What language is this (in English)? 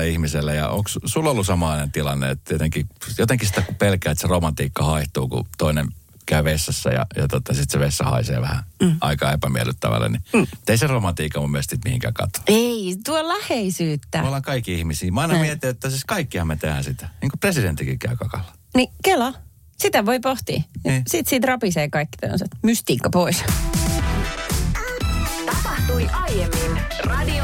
Finnish